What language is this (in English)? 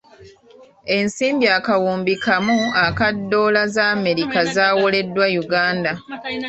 Ganda